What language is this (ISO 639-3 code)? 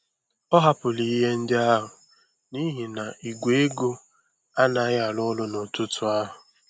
ibo